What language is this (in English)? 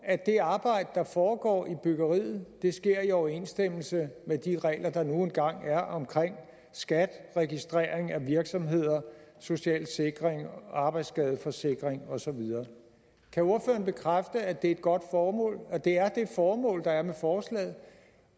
Danish